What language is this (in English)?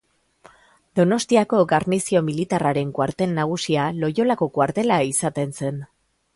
Basque